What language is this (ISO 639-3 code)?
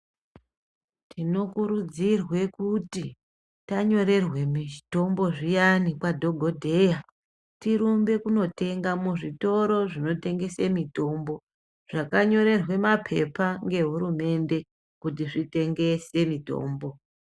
ndc